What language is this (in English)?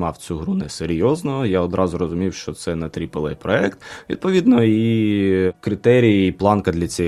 Ukrainian